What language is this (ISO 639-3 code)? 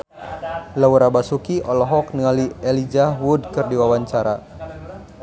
sun